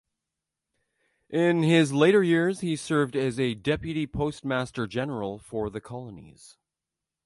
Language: English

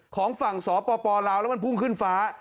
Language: Thai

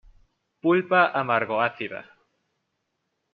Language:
Spanish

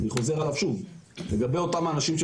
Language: Hebrew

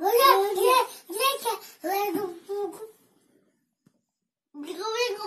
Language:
Dutch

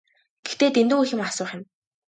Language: Mongolian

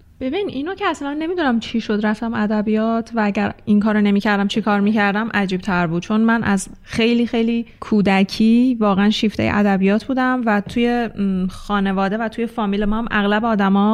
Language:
Persian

